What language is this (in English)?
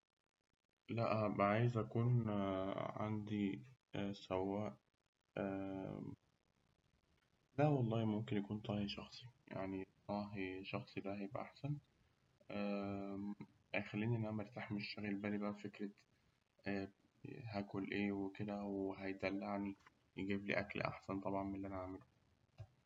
Egyptian Arabic